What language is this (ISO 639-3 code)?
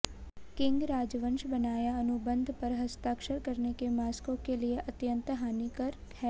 hin